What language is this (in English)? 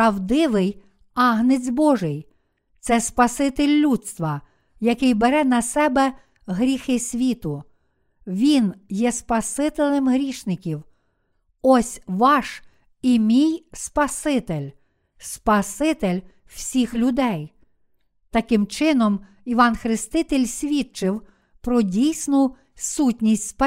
Ukrainian